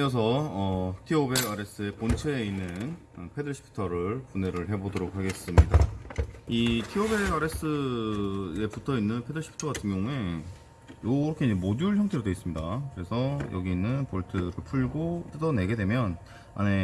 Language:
Korean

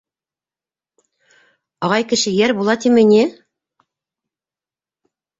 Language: Bashkir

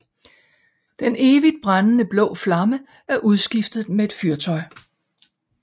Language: Danish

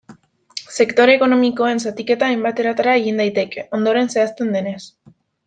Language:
Basque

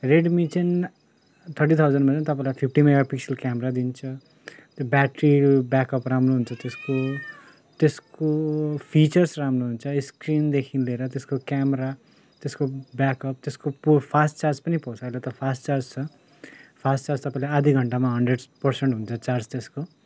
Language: Nepali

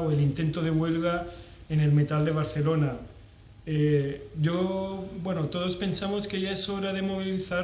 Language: Spanish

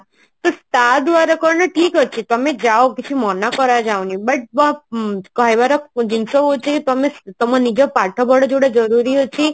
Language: Odia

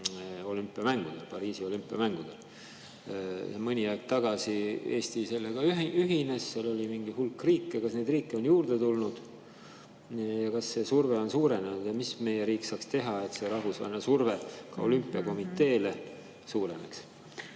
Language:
Estonian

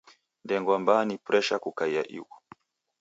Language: Taita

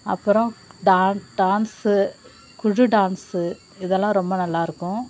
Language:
Tamil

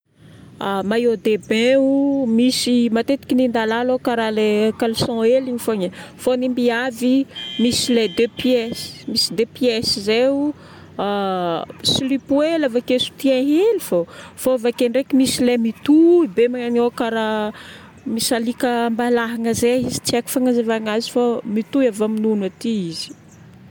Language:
Northern Betsimisaraka Malagasy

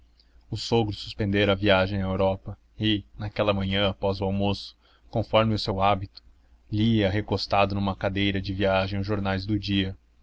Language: Portuguese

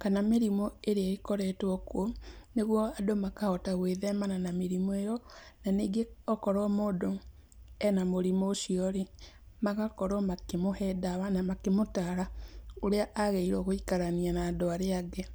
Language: Kikuyu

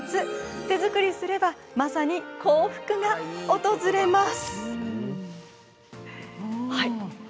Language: Japanese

